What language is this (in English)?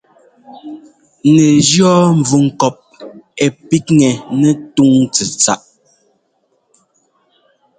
Ngomba